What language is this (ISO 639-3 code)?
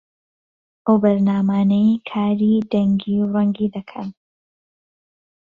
ckb